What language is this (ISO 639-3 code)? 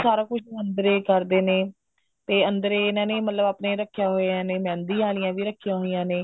pan